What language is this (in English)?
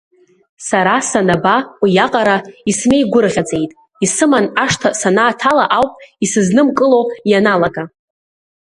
Abkhazian